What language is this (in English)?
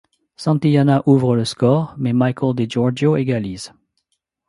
French